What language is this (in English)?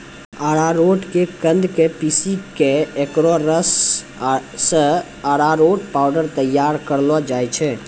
Maithili